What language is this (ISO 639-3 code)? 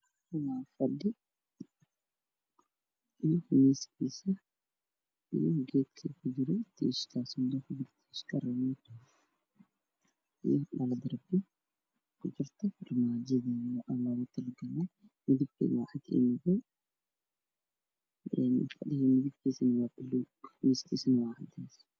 som